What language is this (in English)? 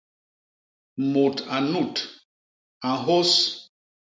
Basaa